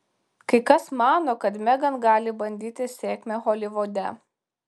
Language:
Lithuanian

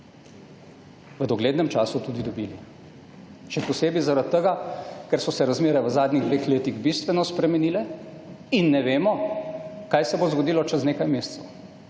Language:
Slovenian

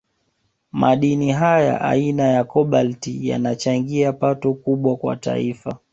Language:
Swahili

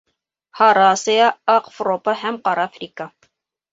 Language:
Bashkir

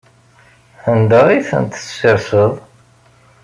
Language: Kabyle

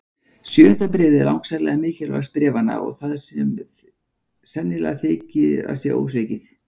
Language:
Icelandic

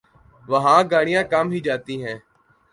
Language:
Urdu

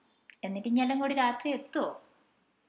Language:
Malayalam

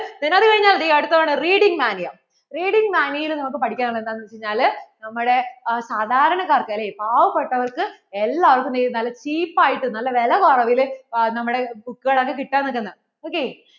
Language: Malayalam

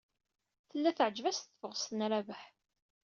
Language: Kabyle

